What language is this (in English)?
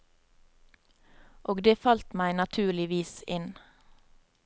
Norwegian